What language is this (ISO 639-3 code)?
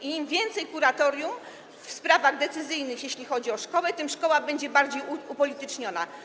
pol